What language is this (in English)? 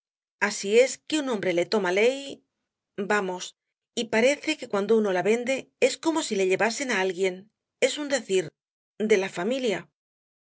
Spanish